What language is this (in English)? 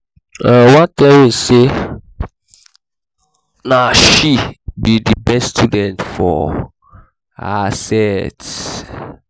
Nigerian Pidgin